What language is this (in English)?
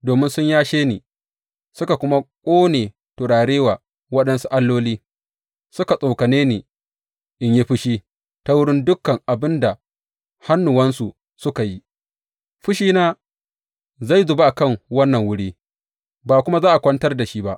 Hausa